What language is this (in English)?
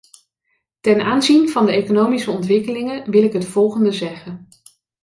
Dutch